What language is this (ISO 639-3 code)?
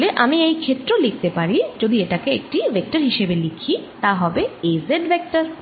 ben